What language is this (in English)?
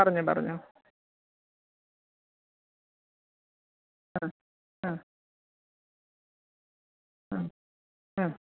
Malayalam